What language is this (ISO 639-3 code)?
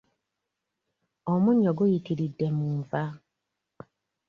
lug